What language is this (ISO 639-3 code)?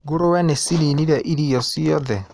kik